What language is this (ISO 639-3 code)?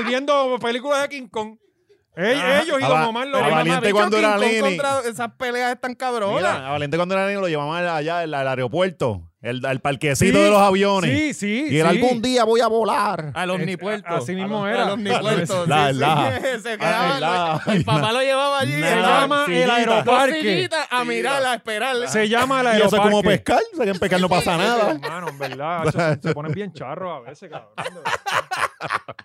spa